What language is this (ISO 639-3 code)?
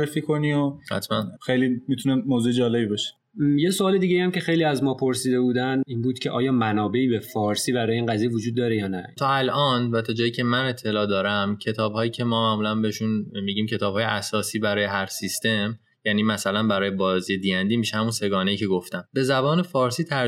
fas